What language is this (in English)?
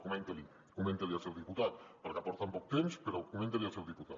Catalan